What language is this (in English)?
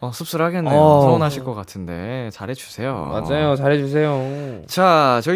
Korean